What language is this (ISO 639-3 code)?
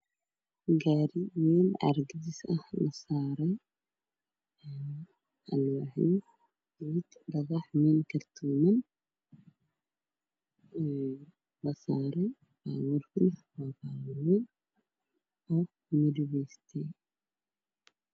som